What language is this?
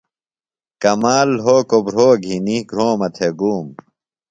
Phalura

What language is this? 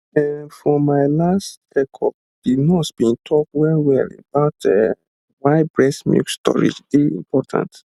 Nigerian Pidgin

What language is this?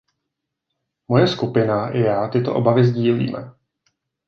Czech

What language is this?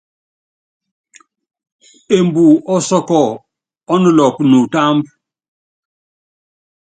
Yangben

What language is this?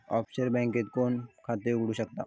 Marathi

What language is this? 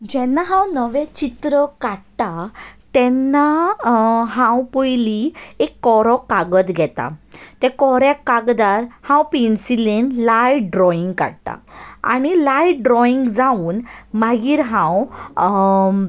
Konkani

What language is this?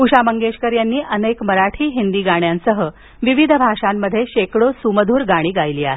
Marathi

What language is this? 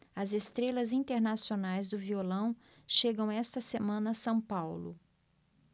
Portuguese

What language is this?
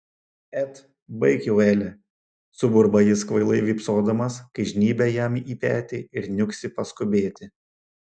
Lithuanian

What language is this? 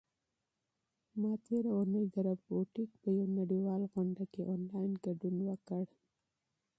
Pashto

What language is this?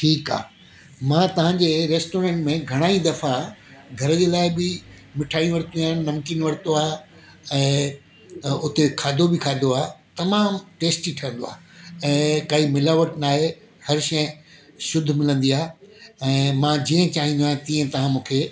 Sindhi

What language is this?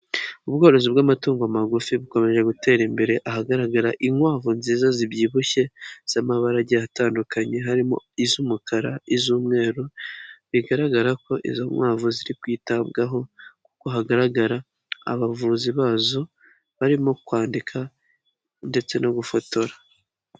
Kinyarwanda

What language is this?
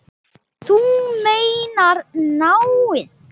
Icelandic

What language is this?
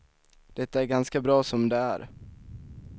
Swedish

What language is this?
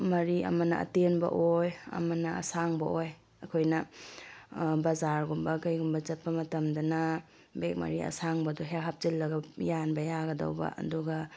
Manipuri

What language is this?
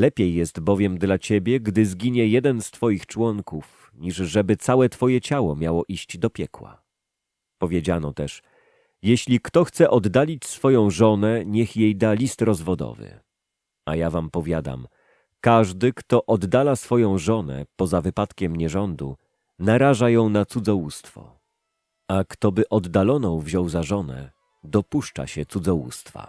Polish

